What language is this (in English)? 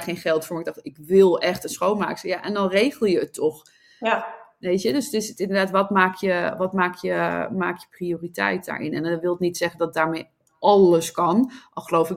Dutch